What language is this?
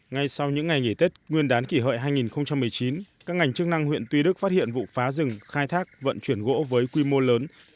Vietnamese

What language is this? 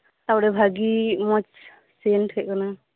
Santali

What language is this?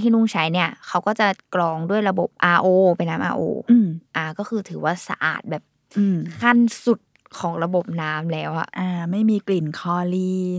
Thai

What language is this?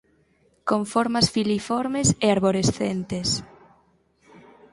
Galician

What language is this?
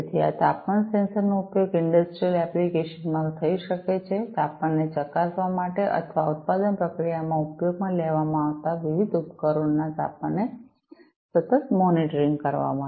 Gujarati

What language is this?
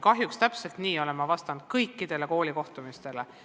Estonian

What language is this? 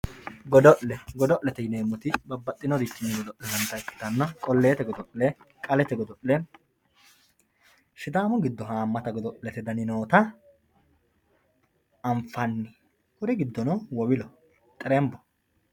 Sidamo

